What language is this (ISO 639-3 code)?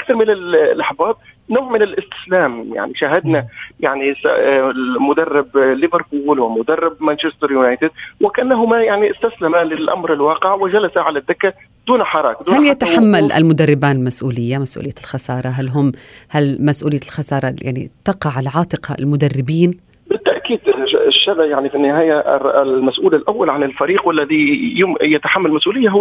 ara